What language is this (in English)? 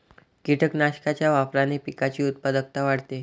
Marathi